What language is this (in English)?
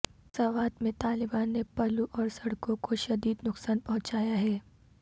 Urdu